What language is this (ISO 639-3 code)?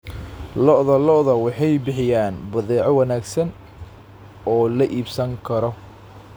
som